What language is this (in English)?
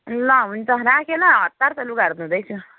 Nepali